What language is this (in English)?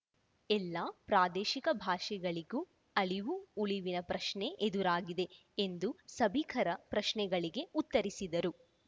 Kannada